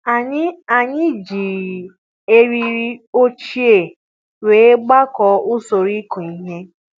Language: Igbo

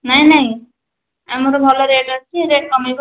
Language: Odia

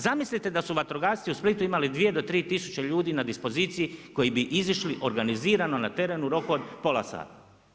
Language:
Croatian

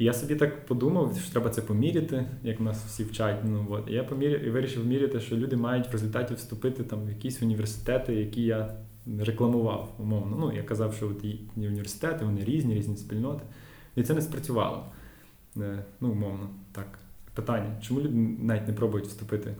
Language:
Ukrainian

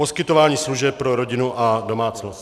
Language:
Czech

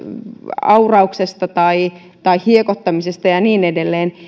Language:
Finnish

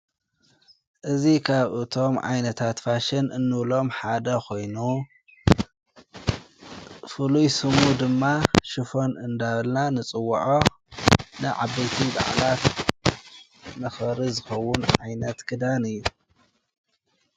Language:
Tigrinya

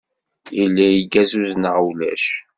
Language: Kabyle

